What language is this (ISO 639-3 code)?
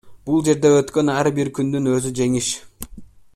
kir